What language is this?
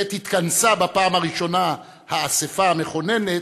Hebrew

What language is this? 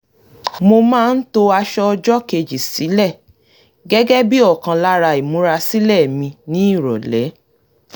Yoruba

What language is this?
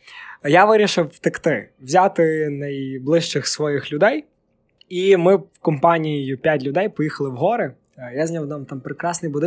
Ukrainian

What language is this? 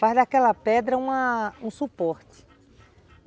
Portuguese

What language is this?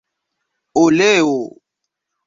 Esperanto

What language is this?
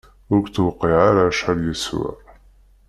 Kabyle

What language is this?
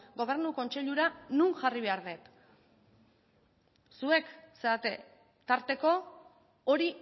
Basque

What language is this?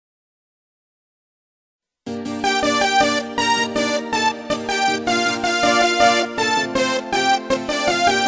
Romanian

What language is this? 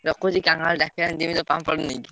Odia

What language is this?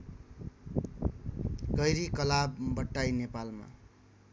Nepali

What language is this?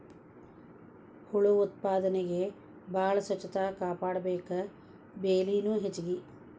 Kannada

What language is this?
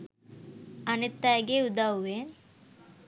Sinhala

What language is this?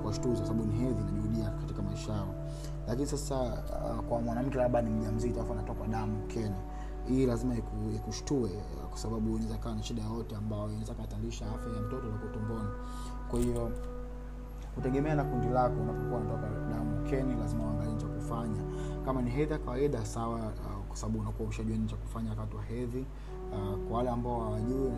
Swahili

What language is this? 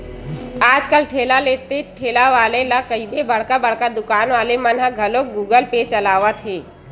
Chhattisgarhi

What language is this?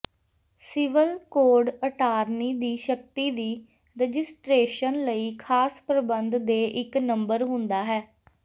Punjabi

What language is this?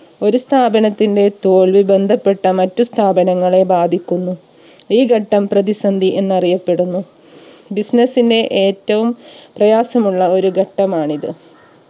Malayalam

